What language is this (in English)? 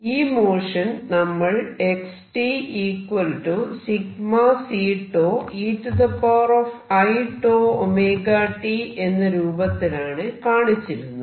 Malayalam